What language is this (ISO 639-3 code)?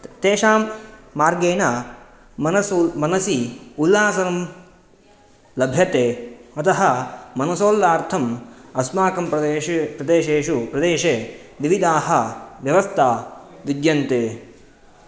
san